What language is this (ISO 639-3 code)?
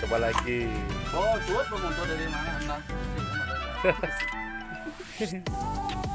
ind